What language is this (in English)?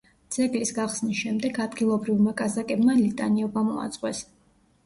Georgian